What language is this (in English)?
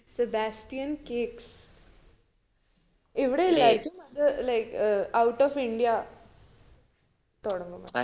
Malayalam